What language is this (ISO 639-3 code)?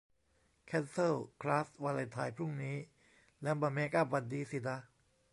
tha